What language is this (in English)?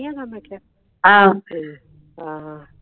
Punjabi